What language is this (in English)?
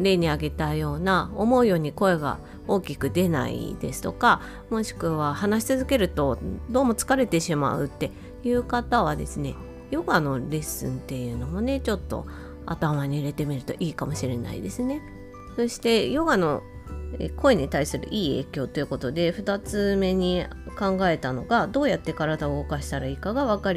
Japanese